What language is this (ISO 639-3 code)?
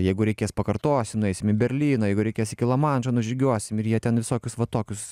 lit